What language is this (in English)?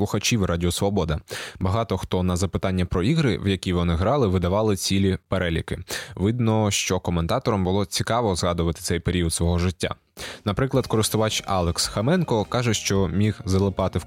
Ukrainian